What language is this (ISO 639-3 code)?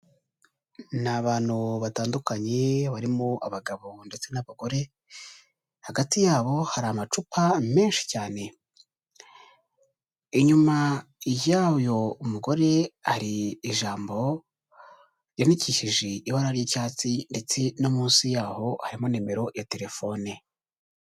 kin